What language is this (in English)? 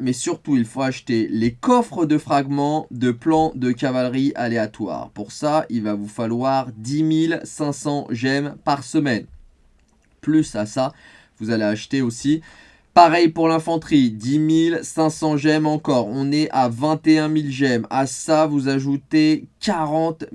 French